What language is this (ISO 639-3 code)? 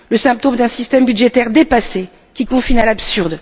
fra